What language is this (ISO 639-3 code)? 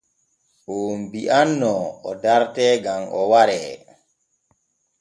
fue